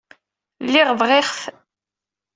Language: Kabyle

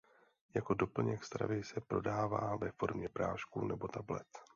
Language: Czech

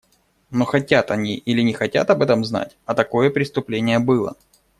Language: Russian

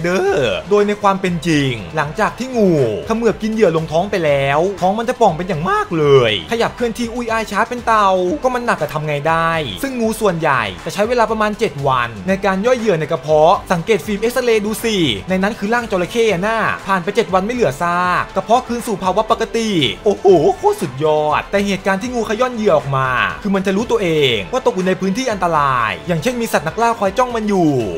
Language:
Thai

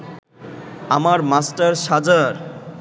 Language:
Bangla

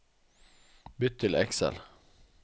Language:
Norwegian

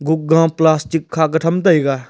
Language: Wancho Naga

